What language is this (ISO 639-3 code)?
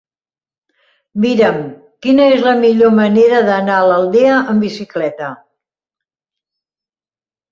cat